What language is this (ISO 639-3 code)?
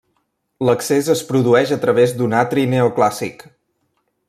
cat